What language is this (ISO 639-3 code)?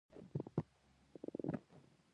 pus